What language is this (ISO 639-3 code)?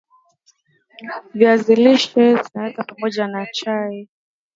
swa